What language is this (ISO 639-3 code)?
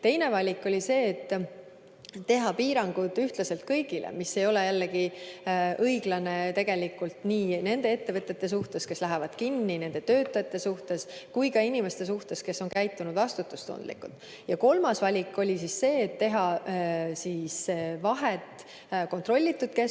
est